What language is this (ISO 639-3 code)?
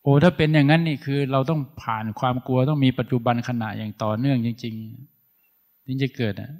tha